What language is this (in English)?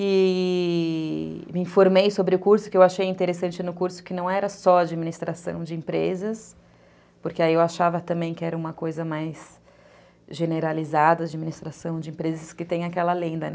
Portuguese